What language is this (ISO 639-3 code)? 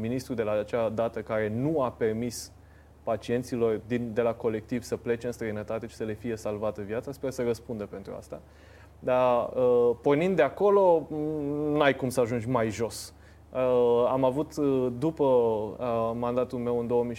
ron